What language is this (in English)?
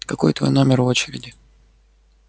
Russian